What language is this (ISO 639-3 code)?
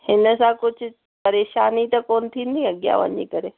snd